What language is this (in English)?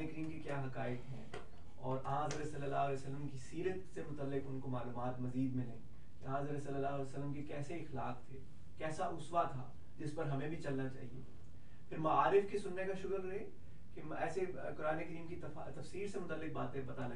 Urdu